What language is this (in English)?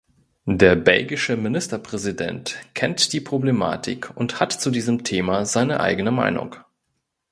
German